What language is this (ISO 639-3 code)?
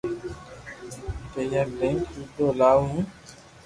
lrk